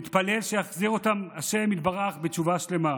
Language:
Hebrew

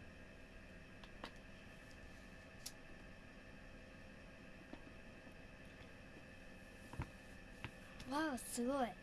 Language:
Japanese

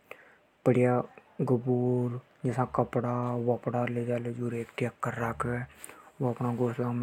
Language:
Hadothi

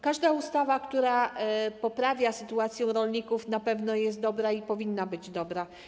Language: Polish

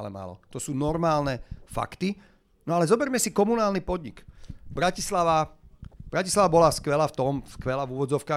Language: Slovak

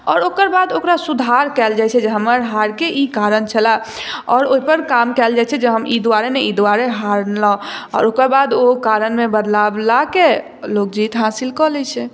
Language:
Maithili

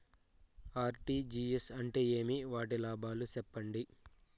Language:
Telugu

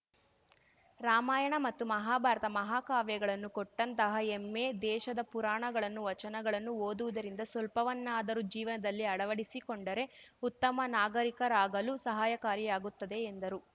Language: Kannada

